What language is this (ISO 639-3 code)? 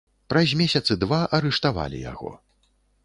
bel